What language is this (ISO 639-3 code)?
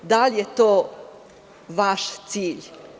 srp